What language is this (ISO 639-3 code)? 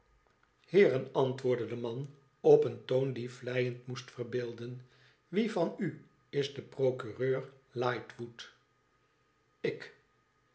nld